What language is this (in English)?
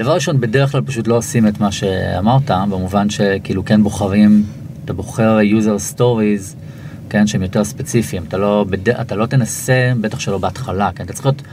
Hebrew